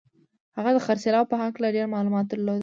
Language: Pashto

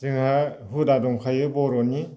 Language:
Bodo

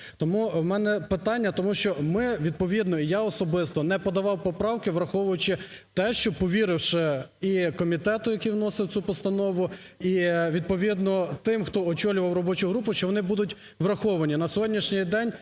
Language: Ukrainian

